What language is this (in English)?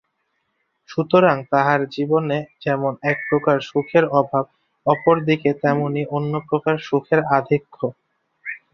Bangla